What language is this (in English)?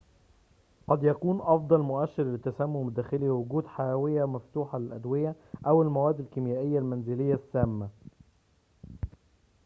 Arabic